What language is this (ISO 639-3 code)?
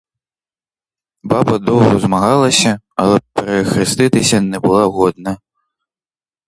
ukr